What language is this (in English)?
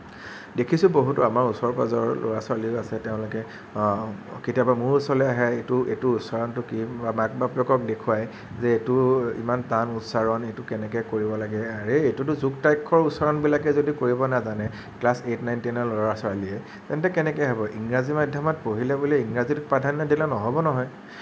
Assamese